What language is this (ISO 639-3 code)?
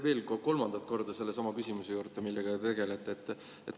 est